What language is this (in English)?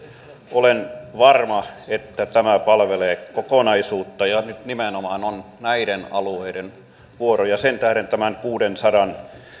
Finnish